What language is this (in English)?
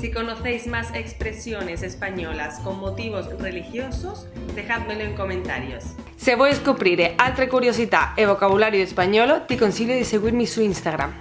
Spanish